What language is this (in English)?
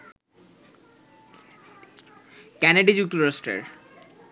Bangla